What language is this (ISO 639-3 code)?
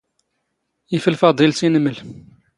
zgh